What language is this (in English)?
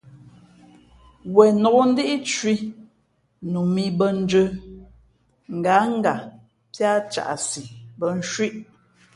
Fe'fe'